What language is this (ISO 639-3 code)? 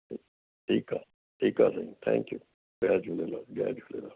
snd